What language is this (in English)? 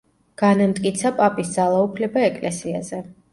Georgian